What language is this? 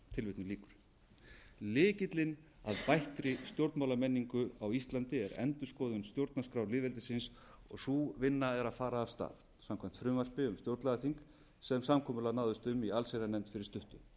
Icelandic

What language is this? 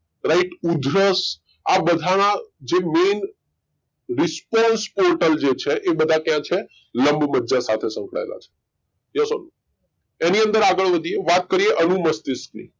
Gujarati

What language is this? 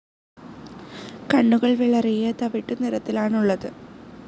Malayalam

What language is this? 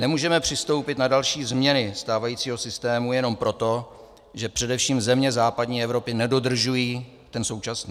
Czech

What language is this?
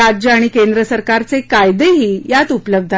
Marathi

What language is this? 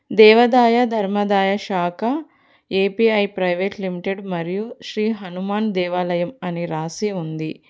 Telugu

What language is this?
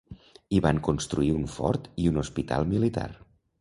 Catalan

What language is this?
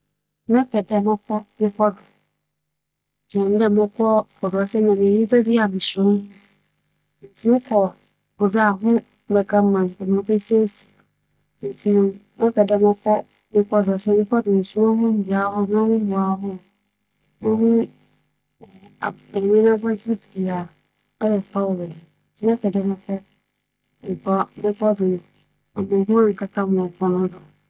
Akan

